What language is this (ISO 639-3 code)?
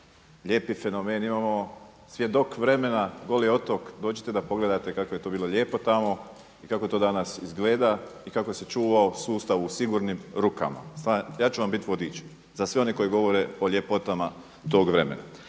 hrv